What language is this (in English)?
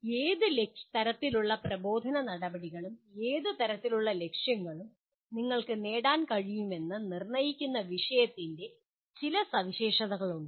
Malayalam